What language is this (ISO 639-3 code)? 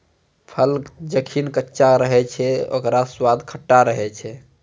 mai